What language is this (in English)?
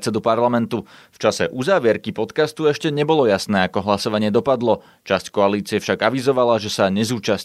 Slovak